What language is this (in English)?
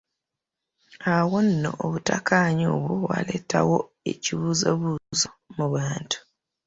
Ganda